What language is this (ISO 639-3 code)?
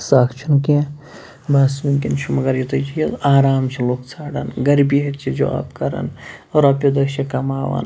kas